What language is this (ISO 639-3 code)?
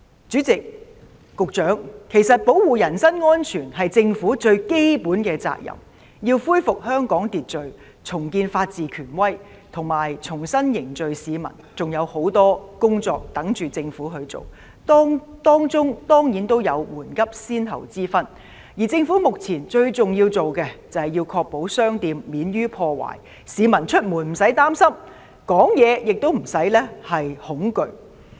yue